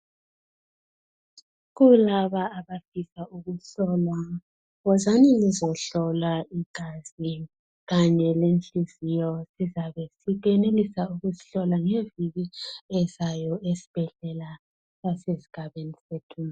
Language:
North Ndebele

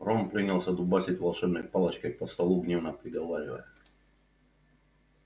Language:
Russian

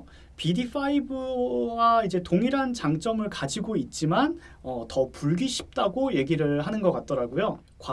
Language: Korean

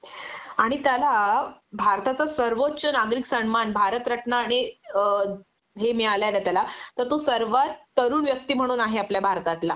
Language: Marathi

